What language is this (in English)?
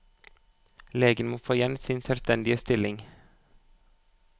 Norwegian